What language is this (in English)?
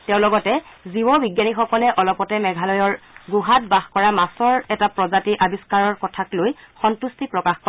Assamese